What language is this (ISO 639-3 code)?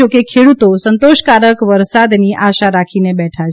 guj